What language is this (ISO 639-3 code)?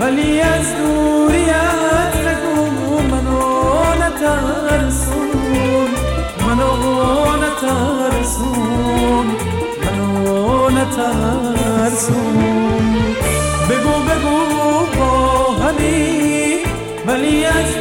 fas